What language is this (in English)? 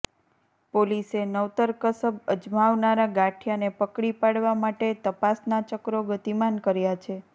Gujarati